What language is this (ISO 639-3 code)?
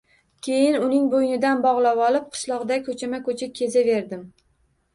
uzb